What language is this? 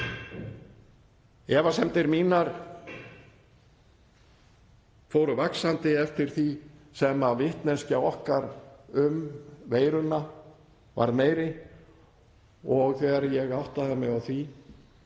Icelandic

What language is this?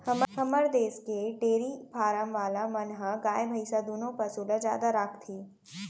Chhattisgarhi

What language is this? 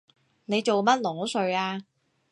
Cantonese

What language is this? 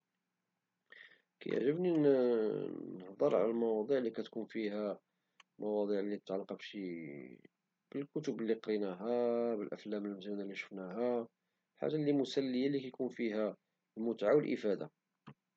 Moroccan Arabic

